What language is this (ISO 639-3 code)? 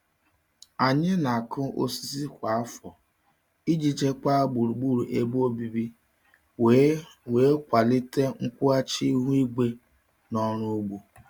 ibo